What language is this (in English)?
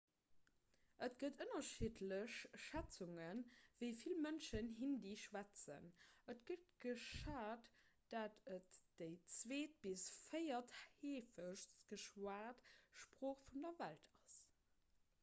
Luxembourgish